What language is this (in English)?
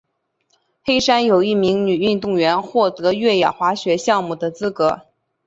Chinese